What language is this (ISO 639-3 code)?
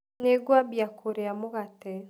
kik